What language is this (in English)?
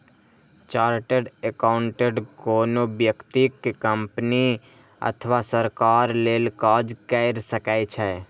Maithili